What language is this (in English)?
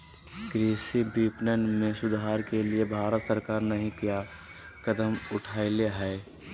Magahi